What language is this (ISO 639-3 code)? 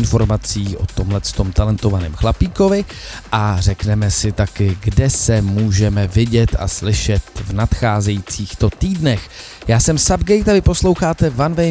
ces